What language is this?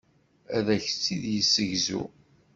Kabyle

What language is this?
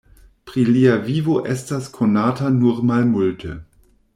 Esperanto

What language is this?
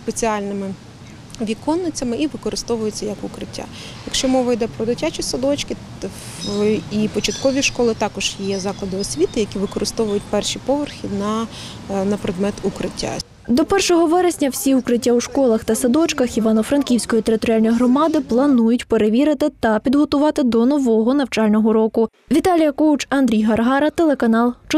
Ukrainian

